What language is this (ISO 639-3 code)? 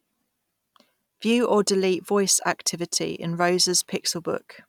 eng